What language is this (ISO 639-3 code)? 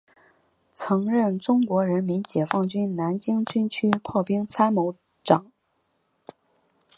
zho